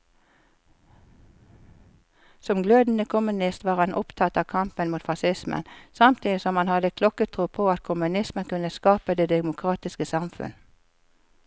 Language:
Norwegian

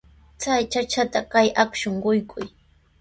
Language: Sihuas Ancash Quechua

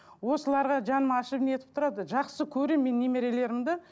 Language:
Kazakh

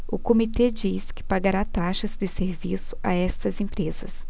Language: Portuguese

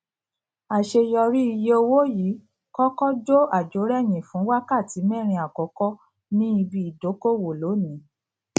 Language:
Yoruba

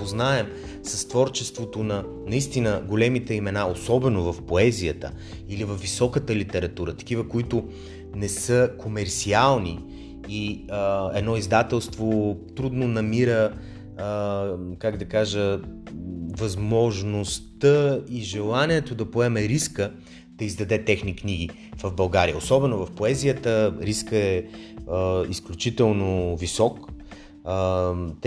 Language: Bulgarian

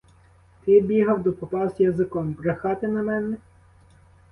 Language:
Ukrainian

